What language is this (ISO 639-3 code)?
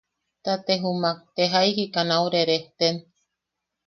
yaq